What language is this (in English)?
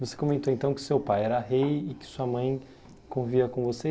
Portuguese